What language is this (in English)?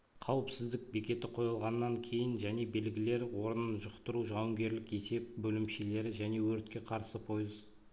Kazakh